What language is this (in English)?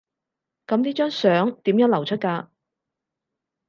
Cantonese